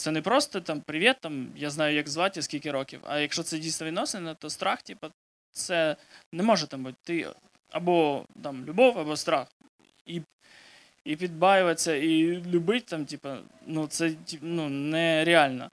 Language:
Ukrainian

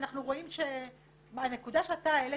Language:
Hebrew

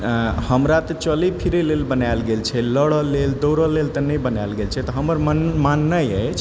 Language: Maithili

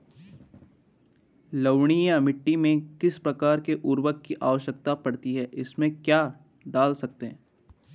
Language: Hindi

